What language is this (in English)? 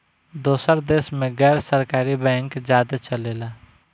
Bhojpuri